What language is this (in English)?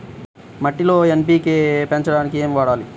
Telugu